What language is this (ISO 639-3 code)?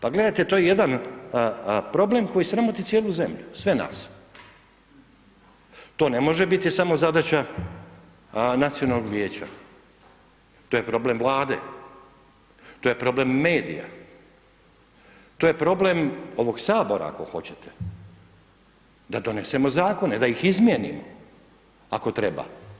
hrv